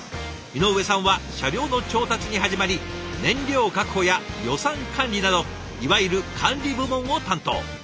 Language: Japanese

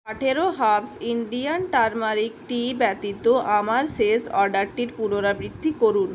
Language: Bangla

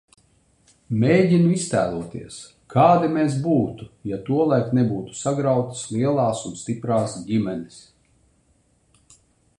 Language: Latvian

